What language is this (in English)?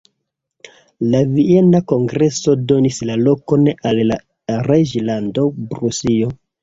Esperanto